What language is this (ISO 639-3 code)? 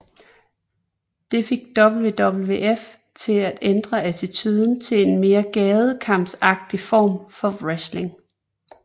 dan